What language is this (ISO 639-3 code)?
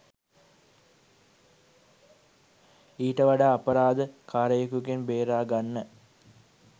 sin